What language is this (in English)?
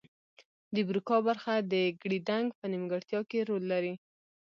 Pashto